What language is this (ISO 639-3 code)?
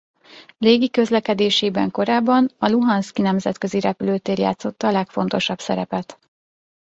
hun